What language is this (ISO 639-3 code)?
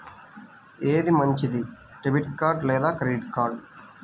tel